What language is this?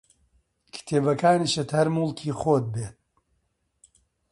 Central Kurdish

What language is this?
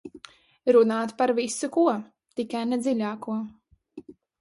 Latvian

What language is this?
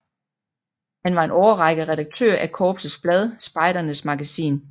Danish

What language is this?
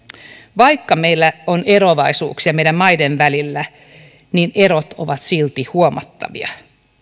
Finnish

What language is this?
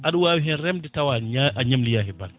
Fula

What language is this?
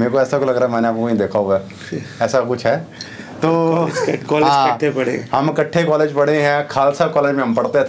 Vietnamese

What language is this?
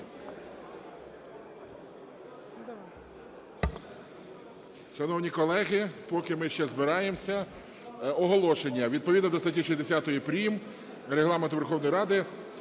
Ukrainian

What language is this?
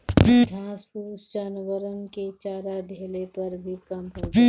Bhojpuri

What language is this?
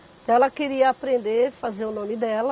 Portuguese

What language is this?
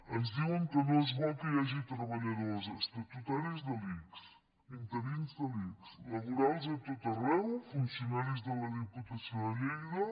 Catalan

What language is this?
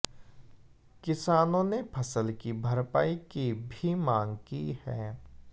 Hindi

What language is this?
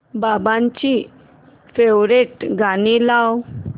Marathi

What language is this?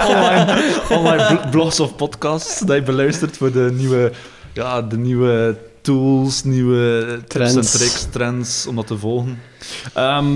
Dutch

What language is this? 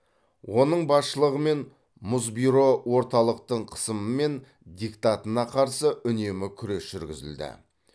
Kazakh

